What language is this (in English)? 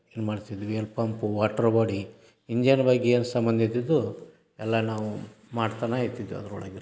Kannada